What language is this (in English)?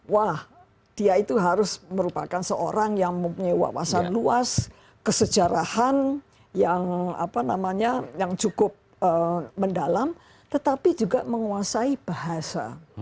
Indonesian